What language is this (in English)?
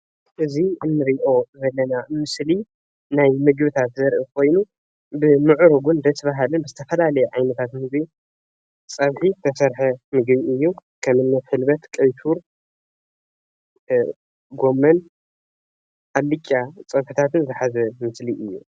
Tigrinya